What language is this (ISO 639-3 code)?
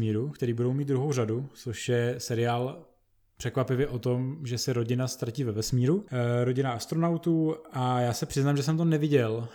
ces